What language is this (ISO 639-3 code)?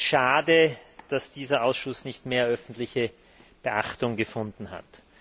deu